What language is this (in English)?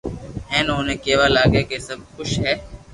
Loarki